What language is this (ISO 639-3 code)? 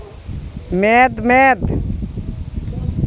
sat